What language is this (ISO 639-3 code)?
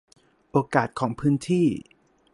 tha